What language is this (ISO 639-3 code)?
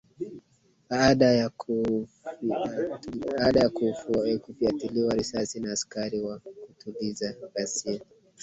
swa